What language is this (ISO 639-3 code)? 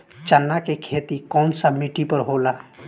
bho